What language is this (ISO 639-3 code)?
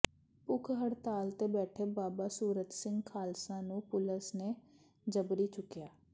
pan